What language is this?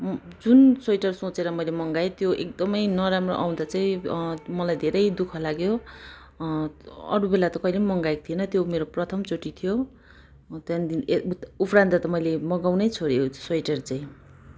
Nepali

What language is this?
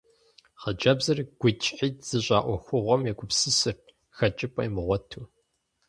Kabardian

